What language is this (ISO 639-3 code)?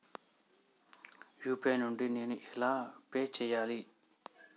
tel